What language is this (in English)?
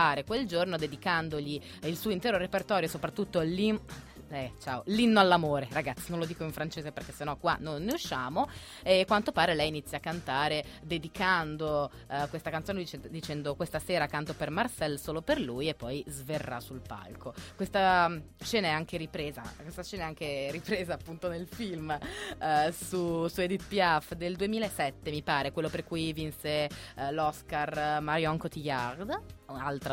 Italian